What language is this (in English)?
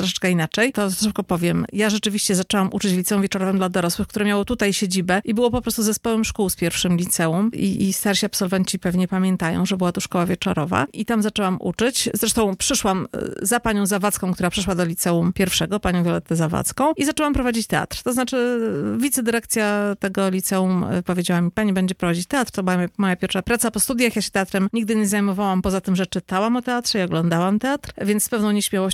Polish